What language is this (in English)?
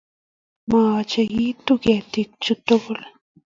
Kalenjin